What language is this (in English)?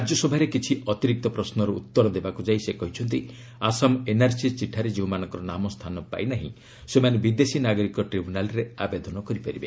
Odia